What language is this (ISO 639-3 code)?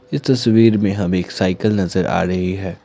hin